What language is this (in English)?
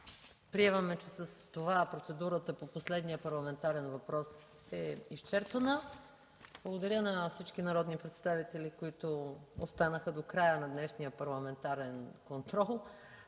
Bulgarian